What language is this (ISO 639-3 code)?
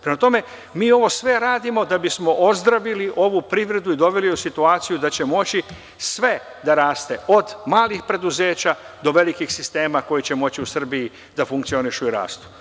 srp